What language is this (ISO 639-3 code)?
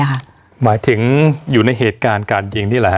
tha